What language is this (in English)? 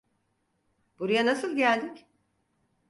Turkish